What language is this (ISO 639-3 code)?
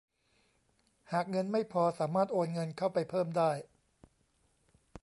tha